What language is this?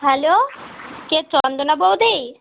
Bangla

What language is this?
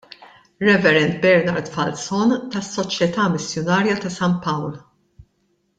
Maltese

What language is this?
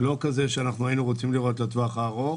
Hebrew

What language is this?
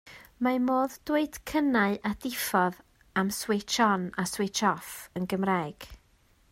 Welsh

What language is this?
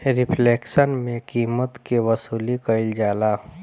Bhojpuri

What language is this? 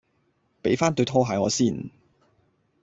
Cantonese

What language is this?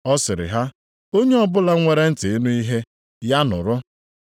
Igbo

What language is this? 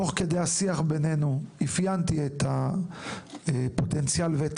Hebrew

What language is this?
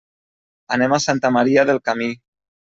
Catalan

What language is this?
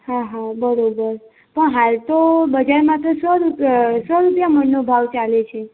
Gujarati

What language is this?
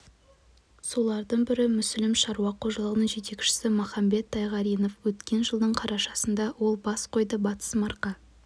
Kazakh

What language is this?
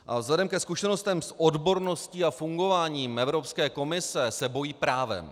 Czech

